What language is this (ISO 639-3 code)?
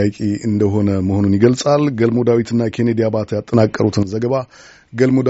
amh